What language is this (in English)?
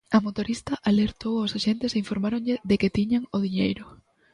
Galician